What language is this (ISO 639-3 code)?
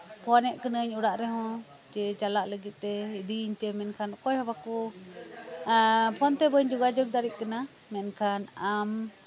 sat